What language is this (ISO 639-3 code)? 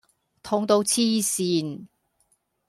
yue